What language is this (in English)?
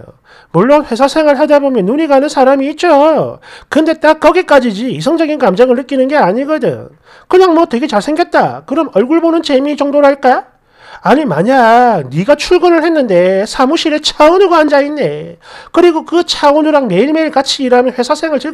Korean